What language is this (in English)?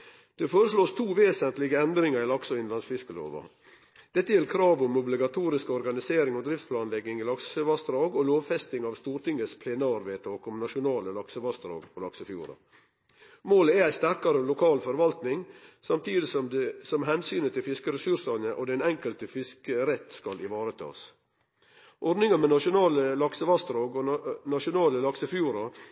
Norwegian Nynorsk